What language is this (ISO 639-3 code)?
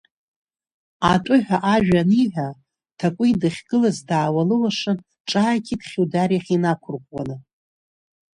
abk